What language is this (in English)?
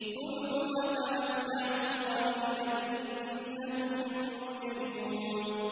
Arabic